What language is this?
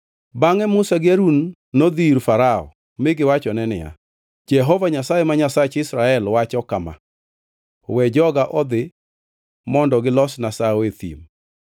Luo (Kenya and Tanzania)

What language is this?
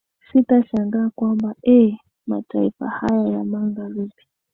Swahili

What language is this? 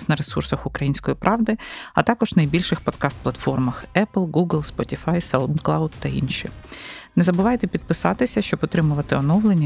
Ukrainian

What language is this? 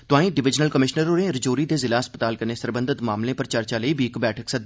Dogri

